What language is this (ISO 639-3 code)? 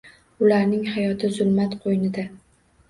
uzb